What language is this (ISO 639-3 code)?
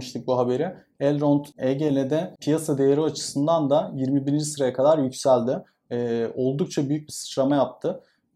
tur